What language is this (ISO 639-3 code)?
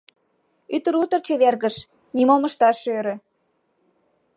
chm